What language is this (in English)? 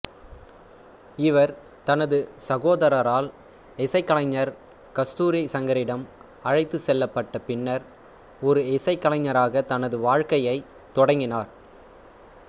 Tamil